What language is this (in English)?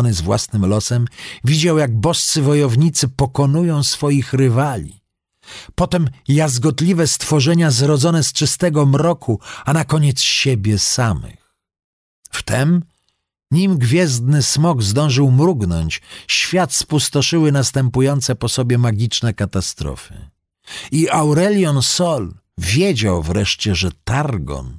Polish